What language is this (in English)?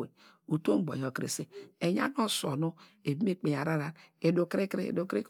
Degema